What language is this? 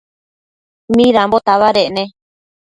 Matsés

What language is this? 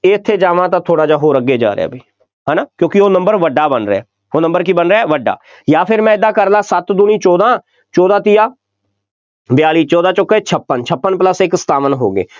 Punjabi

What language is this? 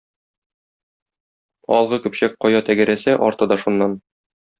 Tatar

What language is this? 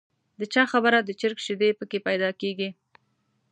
Pashto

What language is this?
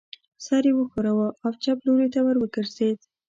Pashto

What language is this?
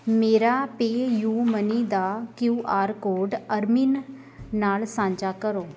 Punjabi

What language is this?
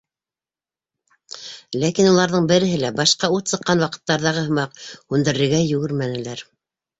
Bashkir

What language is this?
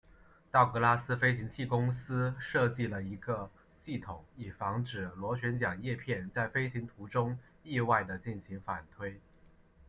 Chinese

